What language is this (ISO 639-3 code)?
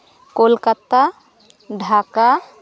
sat